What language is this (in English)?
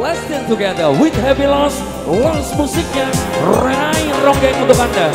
Indonesian